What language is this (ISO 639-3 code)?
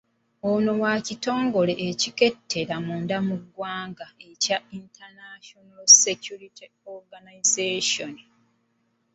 lug